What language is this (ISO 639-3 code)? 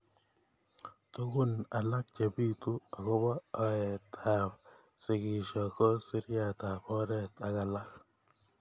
kln